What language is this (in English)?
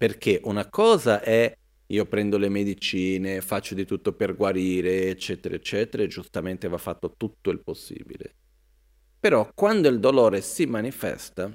Italian